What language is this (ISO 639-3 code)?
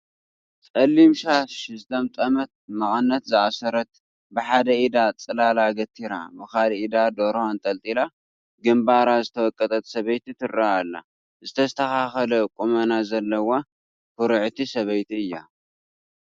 tir